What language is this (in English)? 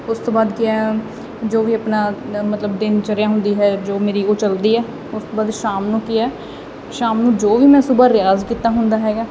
Punjabi